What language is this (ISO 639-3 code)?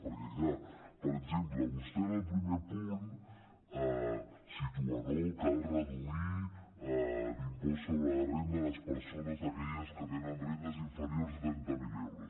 cat